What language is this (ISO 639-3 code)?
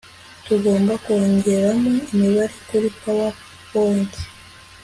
kin